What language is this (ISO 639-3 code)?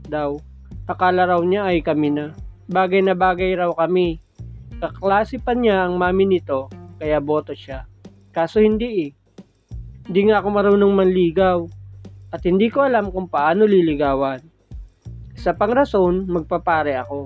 fil